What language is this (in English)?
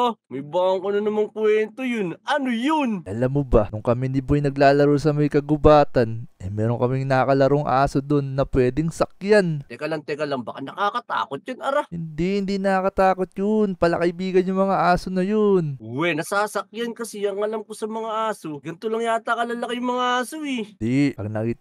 Filipino